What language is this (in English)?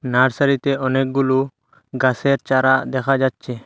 Bangla